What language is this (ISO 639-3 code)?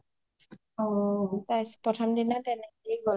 asm